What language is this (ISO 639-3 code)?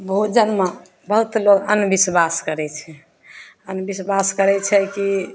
mai